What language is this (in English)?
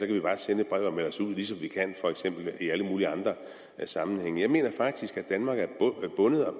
Danish